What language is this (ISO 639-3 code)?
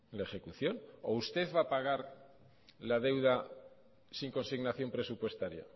spa